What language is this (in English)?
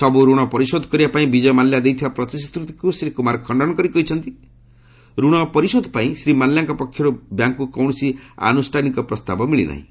Odia